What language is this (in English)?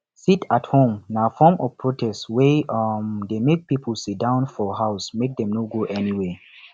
Nigerian Pidgin